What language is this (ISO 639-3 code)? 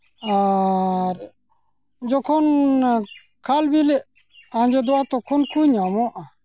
sat